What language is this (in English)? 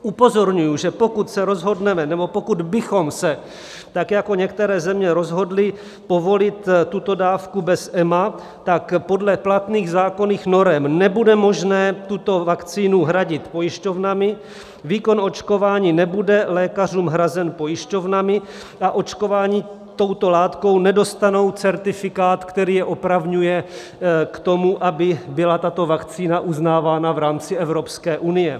Czech